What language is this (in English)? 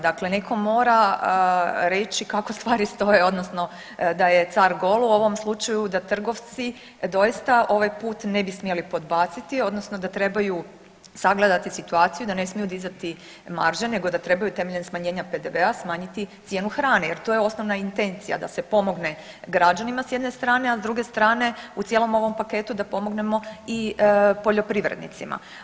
Croatian